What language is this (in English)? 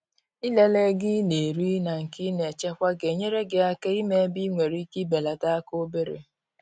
Igbo